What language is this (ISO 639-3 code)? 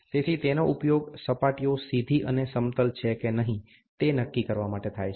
guj